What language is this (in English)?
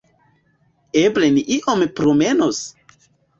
Esperanto